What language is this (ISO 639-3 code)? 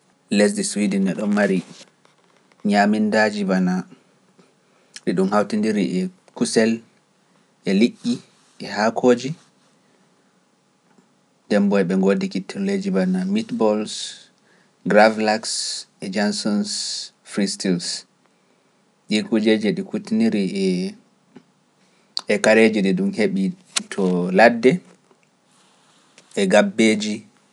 fuf